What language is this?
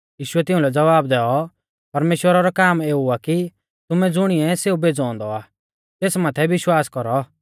Mahasu Pahari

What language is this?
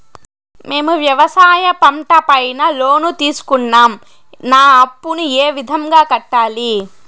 Telugu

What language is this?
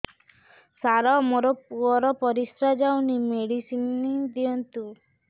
Odia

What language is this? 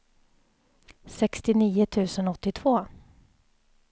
Swedish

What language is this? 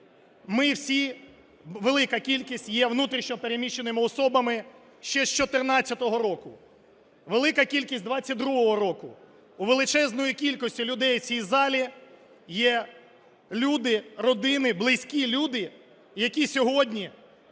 Ukrainian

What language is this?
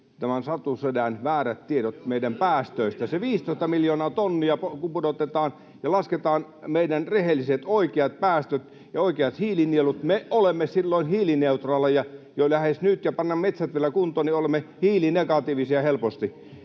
Finnish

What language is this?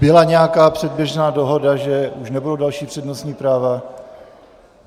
Czech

